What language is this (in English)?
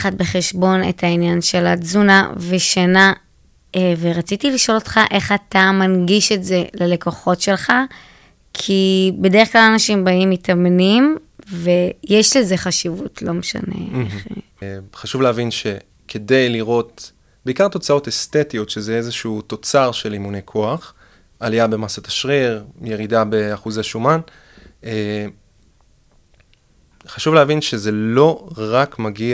Hebrew